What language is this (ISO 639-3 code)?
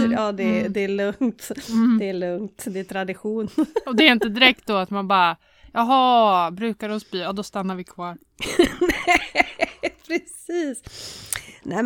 swe